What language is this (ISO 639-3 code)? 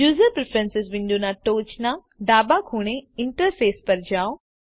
guj